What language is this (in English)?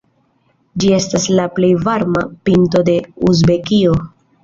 Esperanto